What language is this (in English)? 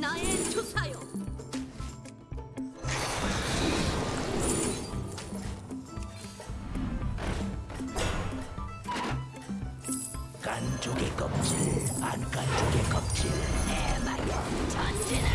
Korean